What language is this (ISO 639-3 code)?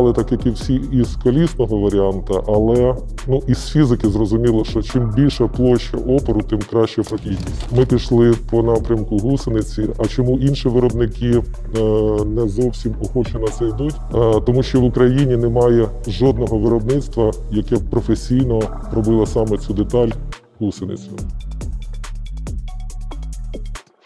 ukr